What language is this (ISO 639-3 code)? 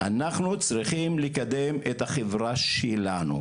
heb